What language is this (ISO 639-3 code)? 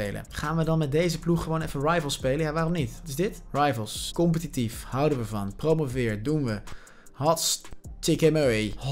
nld